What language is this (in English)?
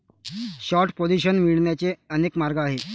Marathi